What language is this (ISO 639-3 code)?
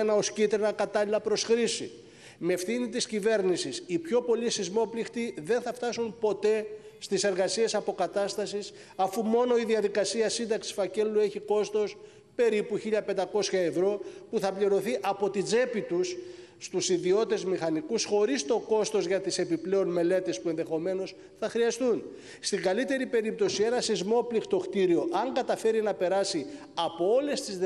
ell